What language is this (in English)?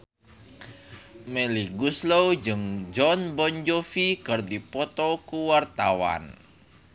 Sundanese